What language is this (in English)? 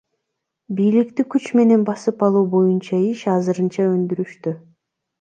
Kyrgyz